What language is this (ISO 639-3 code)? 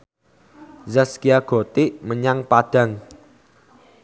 jav